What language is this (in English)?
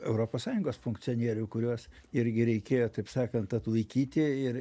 Lithuanian